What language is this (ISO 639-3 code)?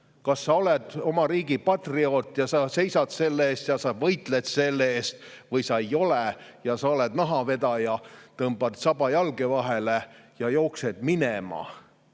est